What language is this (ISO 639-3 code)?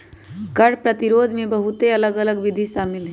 mag